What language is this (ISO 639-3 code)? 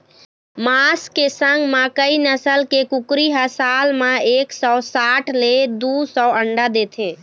hne